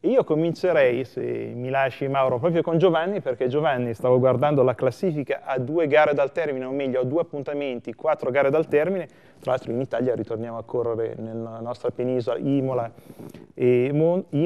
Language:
Italian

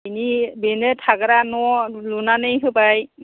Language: Bodo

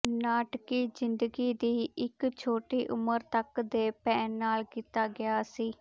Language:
Punjabi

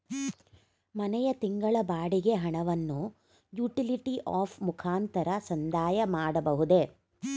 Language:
Kannada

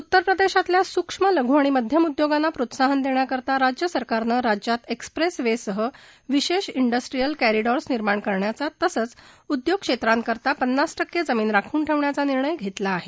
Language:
Marathi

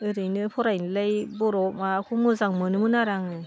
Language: Bodo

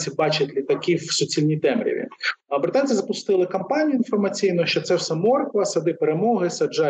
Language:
Ukrainian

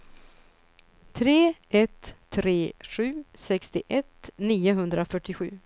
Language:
Swedish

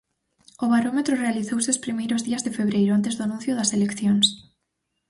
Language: Galician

